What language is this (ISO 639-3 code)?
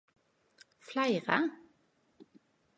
nno